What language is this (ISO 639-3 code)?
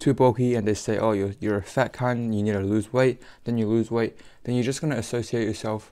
eng